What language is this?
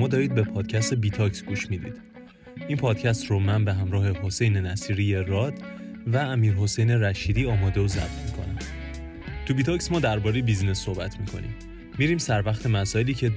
Persian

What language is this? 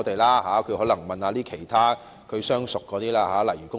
Cantonese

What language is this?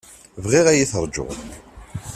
Kabyle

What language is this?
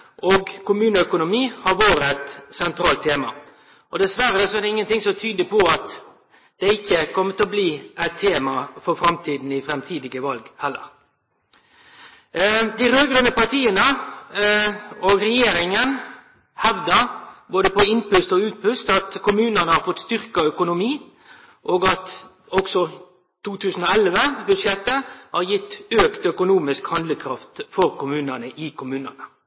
Norwegian Nynorsk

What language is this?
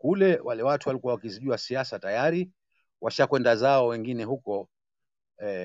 Swahili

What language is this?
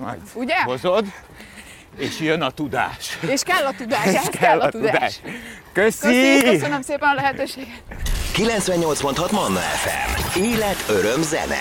Hungarian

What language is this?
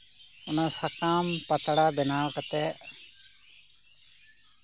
Santali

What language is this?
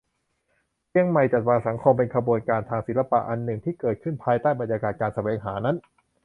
Thai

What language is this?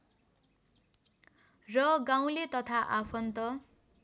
Nepali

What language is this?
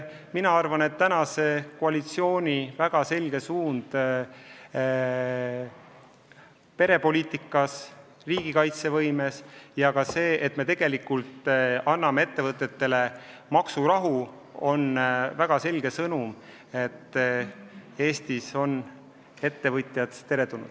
Estonian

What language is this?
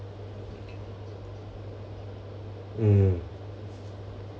English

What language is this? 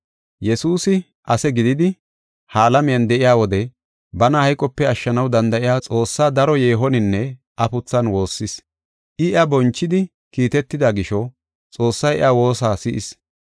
Gofa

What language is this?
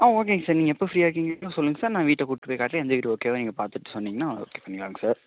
Tamil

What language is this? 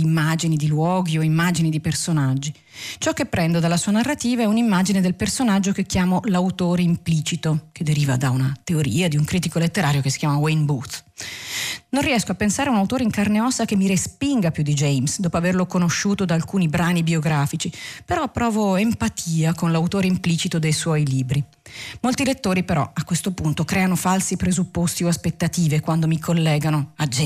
Italian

